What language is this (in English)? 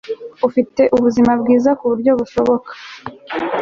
Kinyarwanda